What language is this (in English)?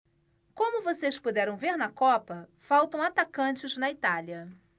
Portuguese